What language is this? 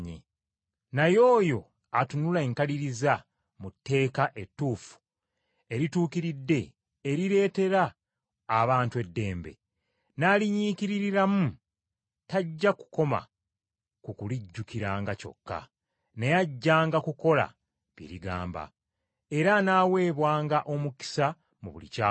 Ganda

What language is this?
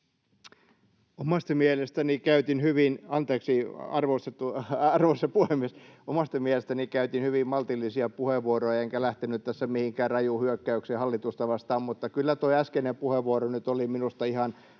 Finnish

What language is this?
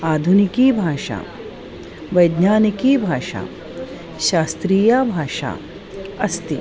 Sanskrit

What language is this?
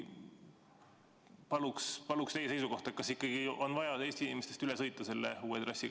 Estonian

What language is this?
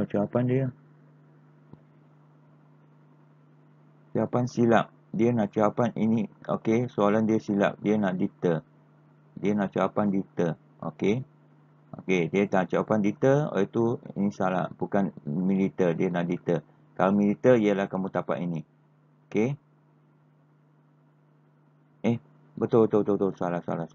Malay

